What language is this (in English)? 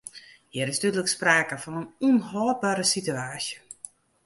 Western Frisian